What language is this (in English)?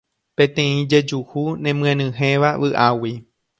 Guarani